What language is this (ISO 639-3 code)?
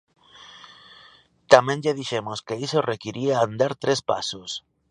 glg